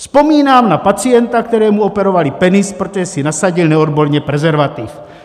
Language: Czech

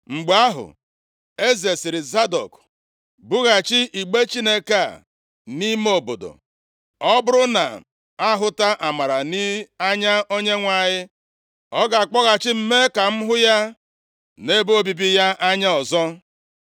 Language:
Igbo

